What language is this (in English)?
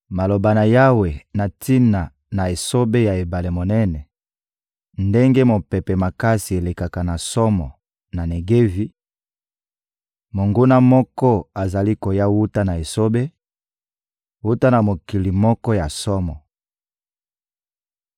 Lingala